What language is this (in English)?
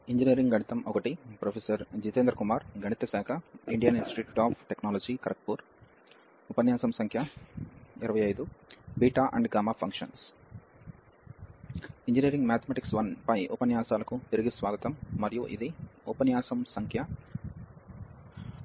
Telugu